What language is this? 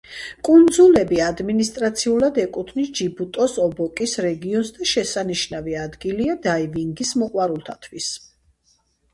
Georgian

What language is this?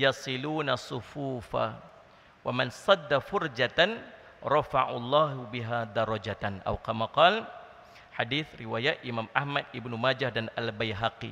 Malay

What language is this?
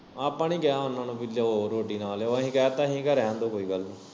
Punjabi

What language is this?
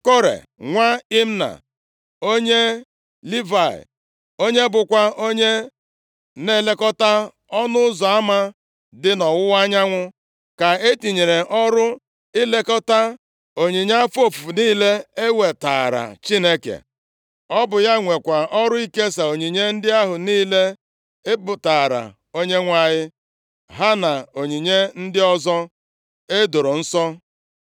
Igbo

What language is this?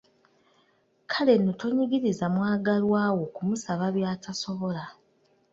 Ganda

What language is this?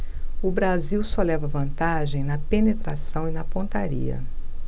Portuguese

